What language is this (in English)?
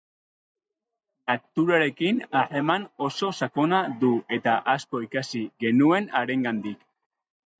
Basque